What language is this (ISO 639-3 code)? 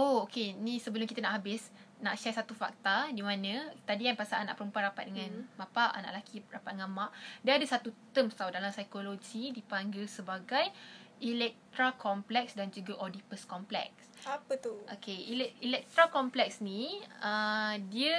msa